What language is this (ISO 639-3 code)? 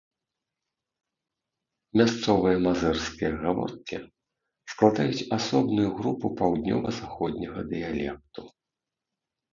bel